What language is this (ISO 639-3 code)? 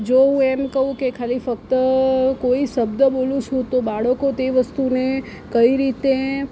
guj